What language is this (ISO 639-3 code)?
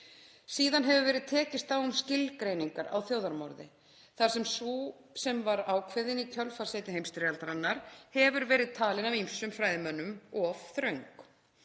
isl